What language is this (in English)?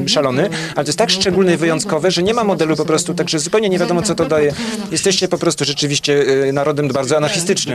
Polish